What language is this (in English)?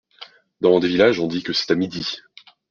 French